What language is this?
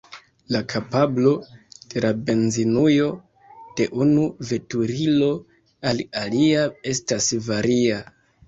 Esperanto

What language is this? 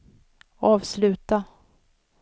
Swedish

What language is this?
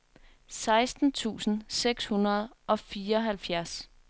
Danish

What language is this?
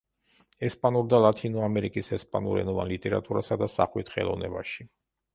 Georgian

